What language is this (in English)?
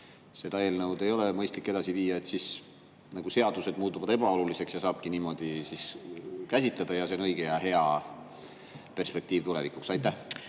Estonian